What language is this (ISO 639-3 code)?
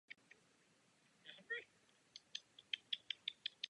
ces